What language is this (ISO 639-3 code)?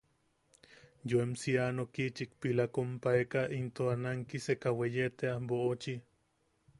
yaq